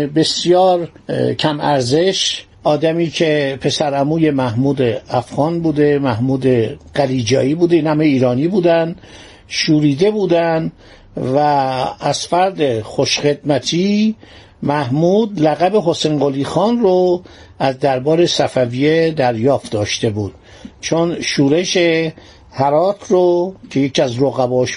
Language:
Persian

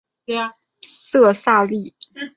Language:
Chinese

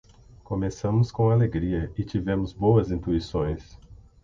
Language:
Portuguese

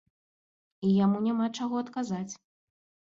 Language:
Belarusian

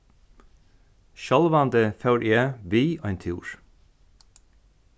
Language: Faroese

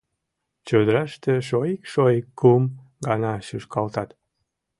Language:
Mari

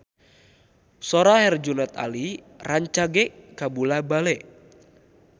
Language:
Sundanese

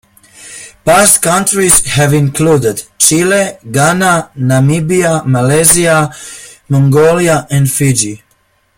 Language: English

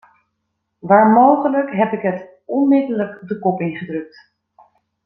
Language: Dutch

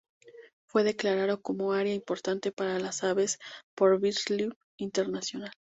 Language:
Spanish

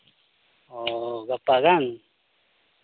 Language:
Santali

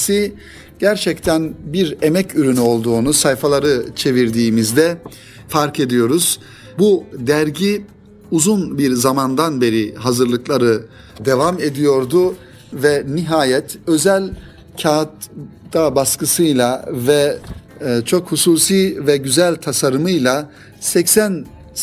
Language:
Turkish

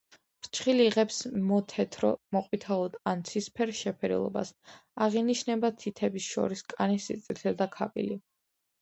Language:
Georgian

